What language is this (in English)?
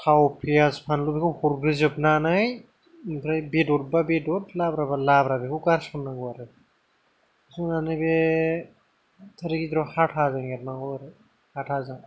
Bodo